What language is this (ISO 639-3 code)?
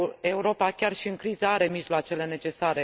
ron